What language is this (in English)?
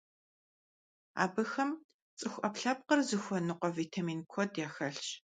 Kabardian